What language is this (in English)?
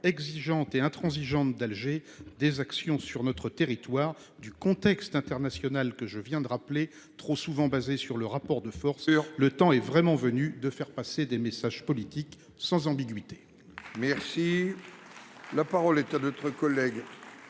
French